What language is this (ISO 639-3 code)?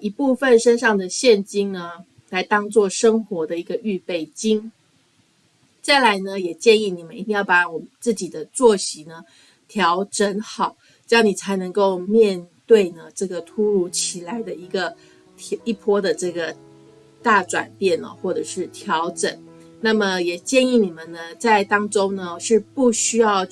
zho